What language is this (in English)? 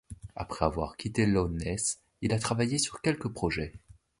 French